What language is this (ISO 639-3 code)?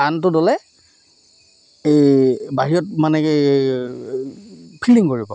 asm